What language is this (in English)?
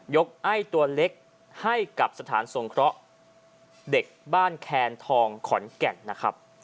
Thai